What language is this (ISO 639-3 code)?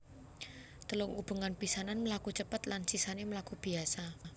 jav